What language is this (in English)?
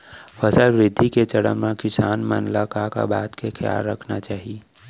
Chhattisgarhi